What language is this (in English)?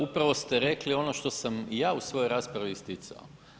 Croatian